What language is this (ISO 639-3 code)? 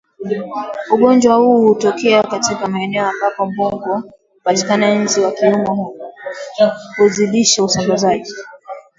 swa